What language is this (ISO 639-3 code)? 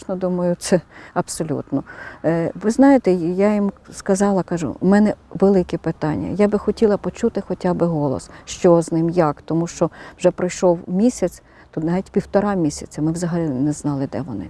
ukr